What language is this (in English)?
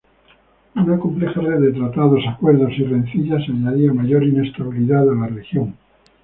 Spanish